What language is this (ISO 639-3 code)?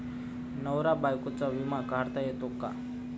mar